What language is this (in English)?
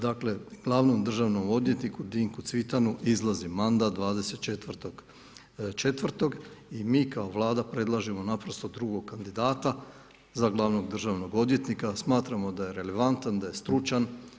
Croatian